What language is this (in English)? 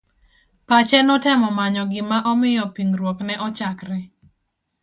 Luo (Kenya and Tanzania)